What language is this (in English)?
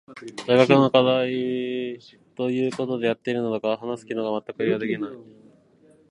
Japanese